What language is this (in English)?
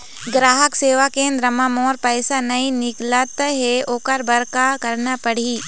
Chhattisgarhi